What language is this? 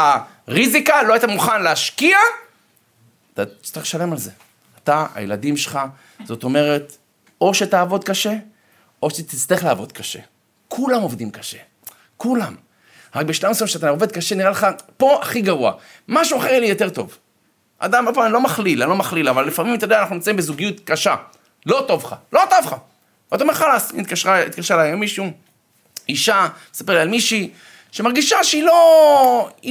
Hebrew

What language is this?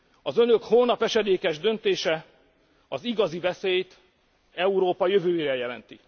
Hungarian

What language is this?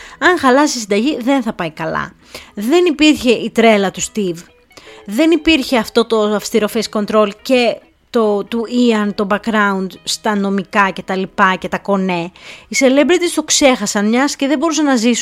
Greek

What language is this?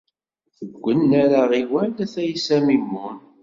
Kabyle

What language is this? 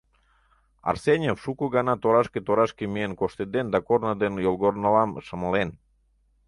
Mari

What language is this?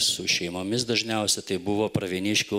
Lithuanian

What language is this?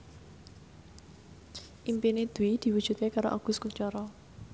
Javanese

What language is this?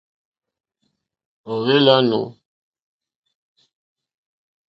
Mokpwe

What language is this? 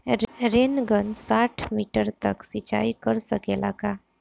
Bhojpuri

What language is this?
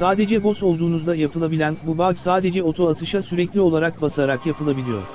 Turkish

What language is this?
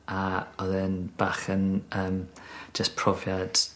Welsh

